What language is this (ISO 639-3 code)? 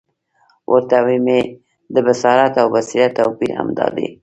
pus